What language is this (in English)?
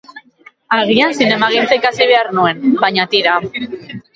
Basque